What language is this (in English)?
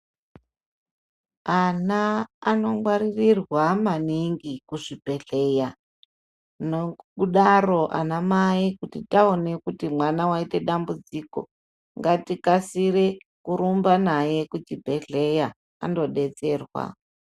Ndau